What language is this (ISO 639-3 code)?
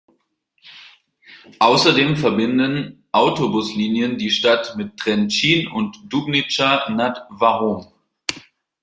deu